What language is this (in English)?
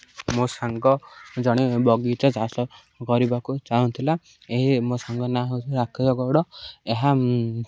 Odia